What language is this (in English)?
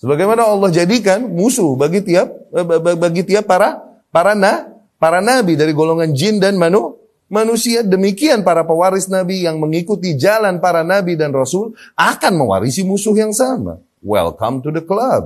Indonesian